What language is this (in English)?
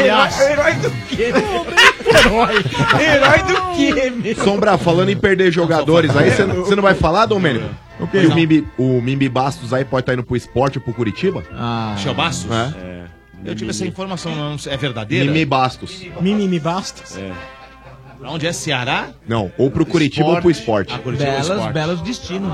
Portuguese